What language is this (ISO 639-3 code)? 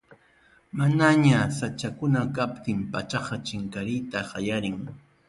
quy